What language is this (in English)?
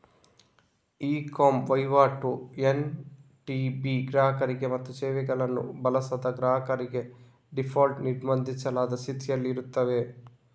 Kannada